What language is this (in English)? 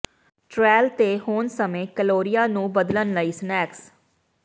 Punjabi